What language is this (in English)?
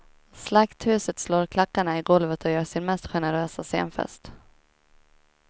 Swedish